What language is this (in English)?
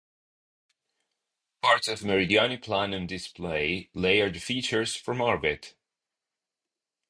English